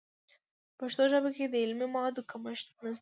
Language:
Pashto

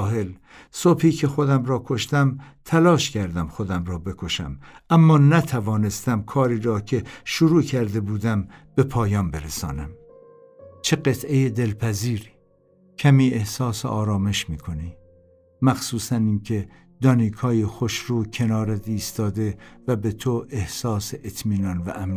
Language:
Persian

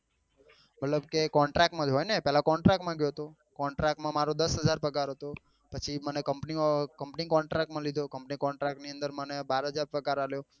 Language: Gujarati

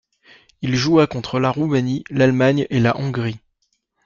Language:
French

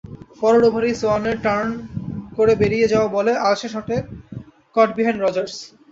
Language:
Bangla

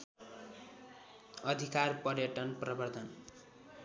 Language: Nepali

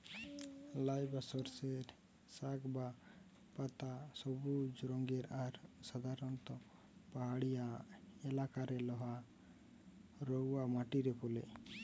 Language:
Bangla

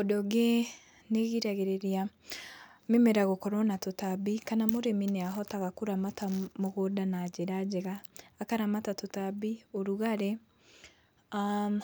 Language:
Kikuyu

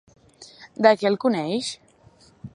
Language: Catalan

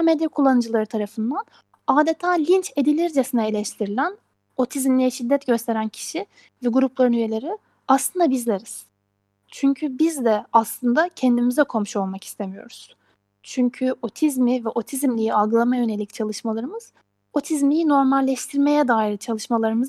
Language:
Turkish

